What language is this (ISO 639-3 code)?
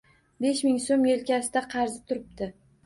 uzb